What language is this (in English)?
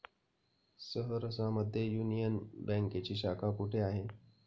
Marathi